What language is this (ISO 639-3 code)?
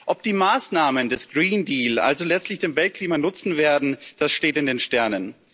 deu